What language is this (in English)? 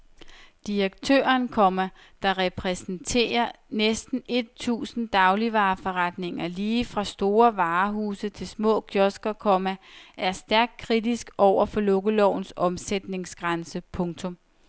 Danish